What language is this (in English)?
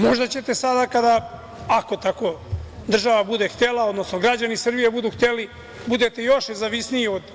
Serbian